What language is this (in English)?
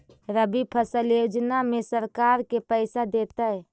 Magahi